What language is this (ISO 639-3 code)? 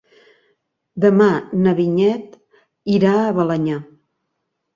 cat